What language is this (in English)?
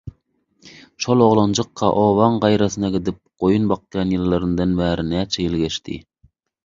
Turkmen